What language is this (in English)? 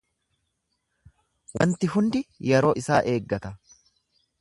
Oromo